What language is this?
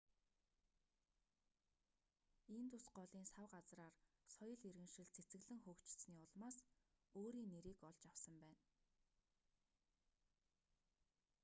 Mongolian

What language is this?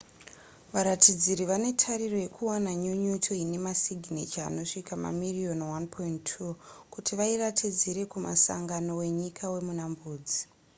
Shona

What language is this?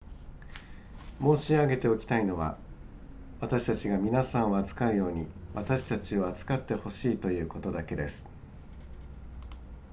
Japanese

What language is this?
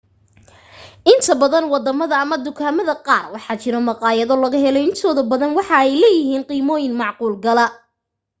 Somali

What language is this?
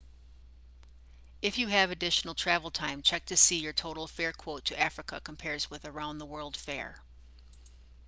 English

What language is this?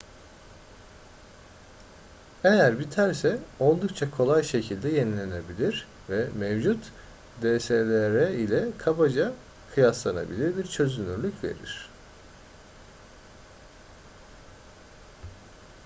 Turkish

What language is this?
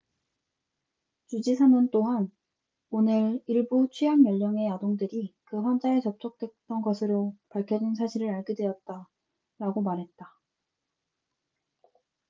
Korean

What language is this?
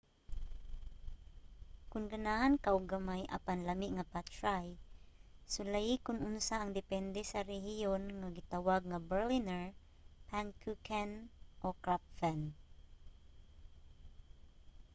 Cebuano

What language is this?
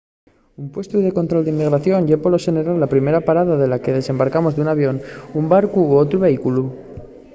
Asturian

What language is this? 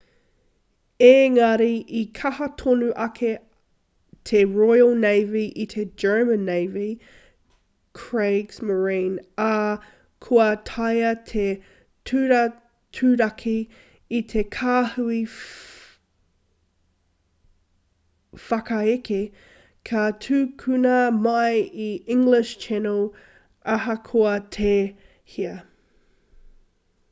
Māori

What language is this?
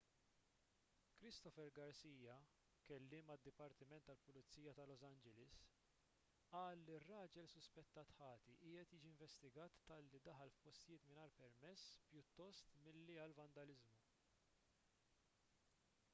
Maltese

